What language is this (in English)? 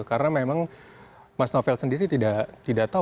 Indonesian